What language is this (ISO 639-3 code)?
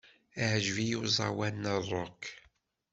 kab